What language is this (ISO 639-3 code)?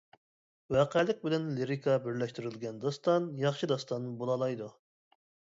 uig